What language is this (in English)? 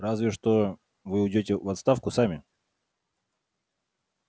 Russian